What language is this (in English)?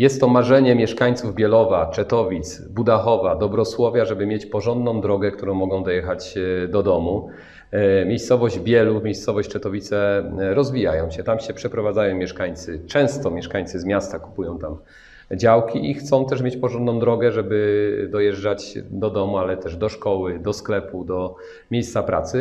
Polish